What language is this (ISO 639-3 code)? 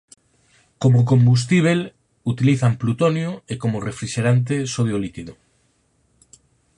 glg